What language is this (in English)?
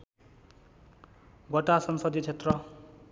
Nepali